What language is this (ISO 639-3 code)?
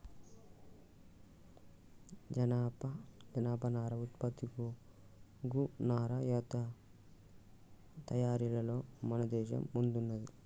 tel